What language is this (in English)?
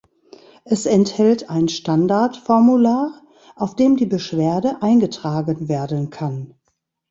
German